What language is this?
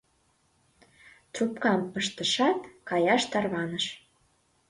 Mari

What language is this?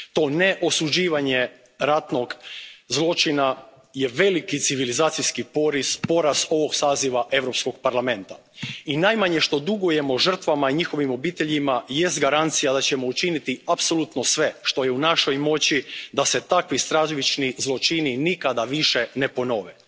Croatian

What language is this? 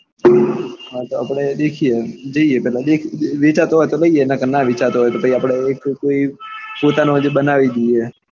Gujarati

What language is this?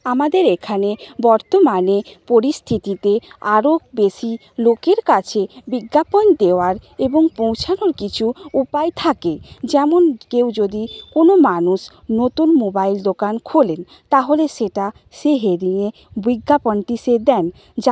Bangla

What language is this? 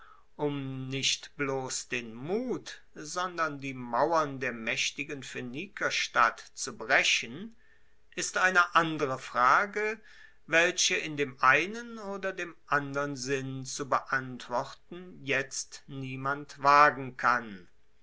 German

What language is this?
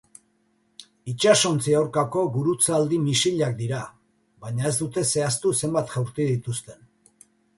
Basque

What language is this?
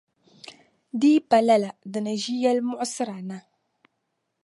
Dagbani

